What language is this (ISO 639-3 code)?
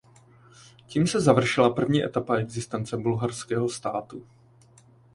ces